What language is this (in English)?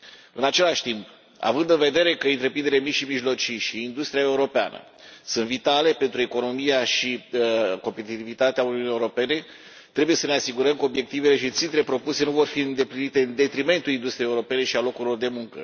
Romanian